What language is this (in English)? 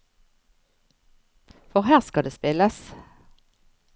Norwegian